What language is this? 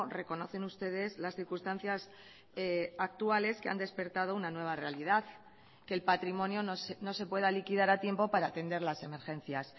Spanish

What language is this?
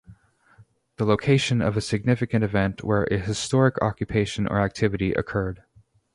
English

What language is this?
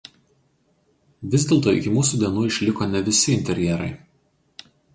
Lithuanian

